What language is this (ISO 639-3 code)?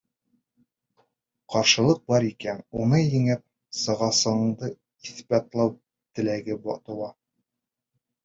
bak